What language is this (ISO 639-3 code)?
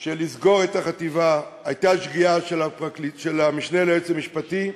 heb